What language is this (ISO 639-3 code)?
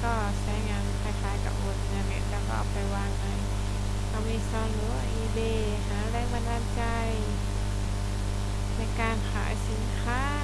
tha